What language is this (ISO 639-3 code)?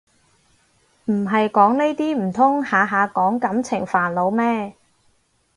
yue